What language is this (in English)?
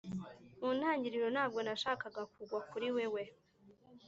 Kinyarwanda